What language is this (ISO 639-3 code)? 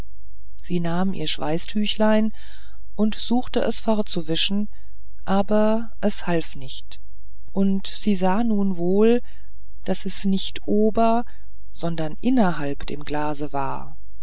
deu